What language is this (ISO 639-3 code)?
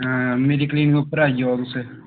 doi